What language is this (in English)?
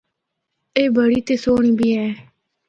Northern Hindko